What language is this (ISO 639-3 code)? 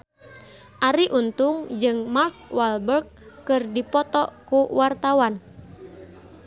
sun